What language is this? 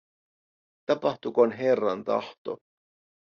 Finnish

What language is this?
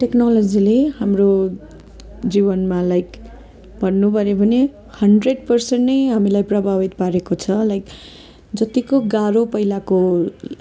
Nepali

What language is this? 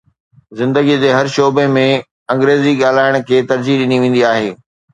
Sindhi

